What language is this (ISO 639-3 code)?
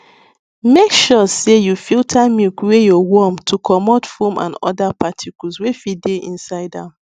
pcm